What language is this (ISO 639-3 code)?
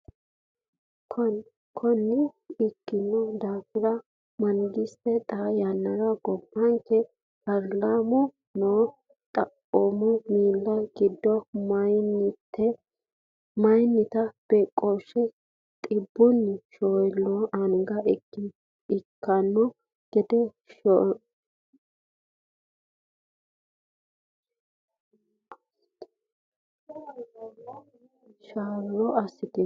sid